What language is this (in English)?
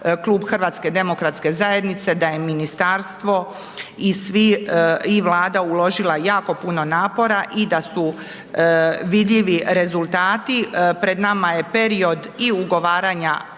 Croatian